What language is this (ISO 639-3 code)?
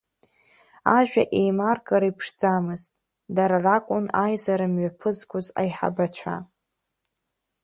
abk